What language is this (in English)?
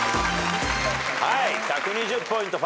Japanese